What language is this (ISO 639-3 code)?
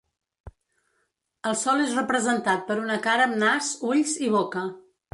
cat